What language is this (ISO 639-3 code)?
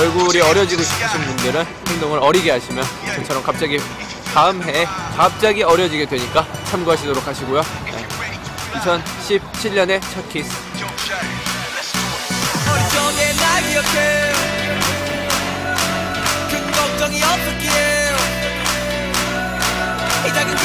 kor